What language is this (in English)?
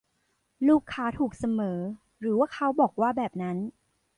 Thai